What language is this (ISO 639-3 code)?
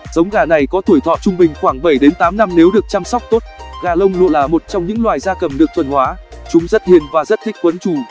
vie